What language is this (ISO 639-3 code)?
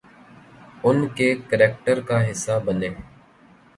urd